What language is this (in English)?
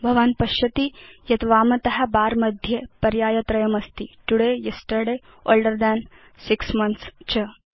Sanskrit